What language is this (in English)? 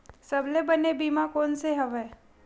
Chhattisgarhi